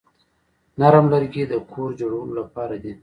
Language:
Pashto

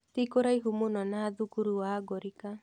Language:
Kikuyu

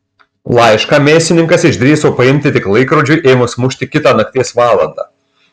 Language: Lithuanian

